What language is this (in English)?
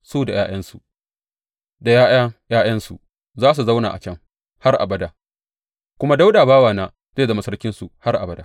Hausa